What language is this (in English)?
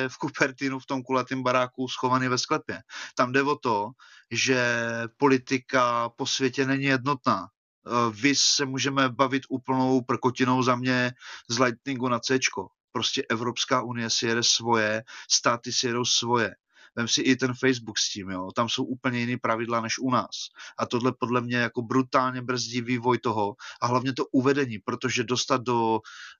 Czech